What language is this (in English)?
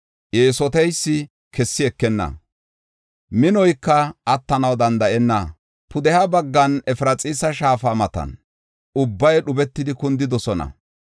Gofa